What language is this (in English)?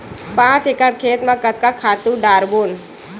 Chhattisgarhi